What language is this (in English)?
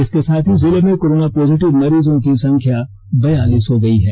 Hindi